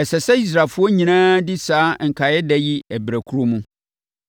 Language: Akan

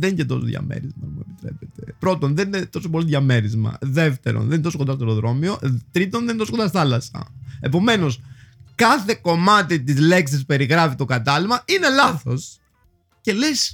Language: Greek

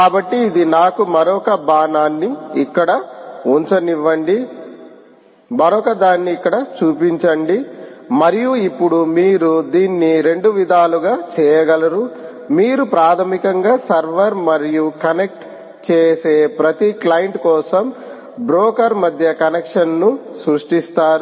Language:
Telugu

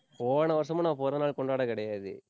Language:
Tamil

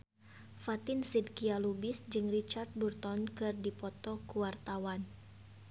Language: Sundanese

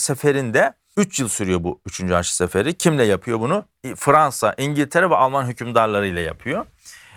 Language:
Turkish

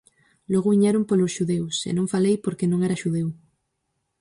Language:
Galician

